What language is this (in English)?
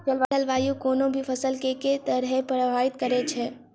Maithili